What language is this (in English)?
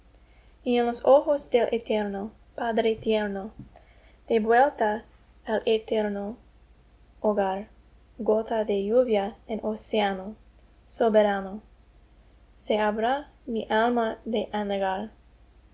Spanish